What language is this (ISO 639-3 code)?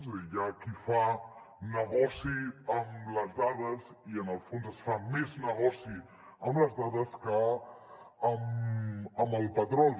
cat